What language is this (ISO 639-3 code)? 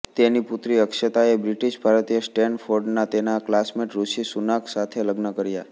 guj